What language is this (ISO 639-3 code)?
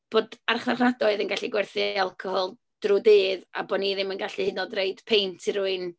cym